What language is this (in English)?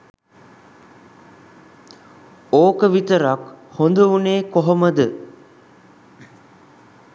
Sinhala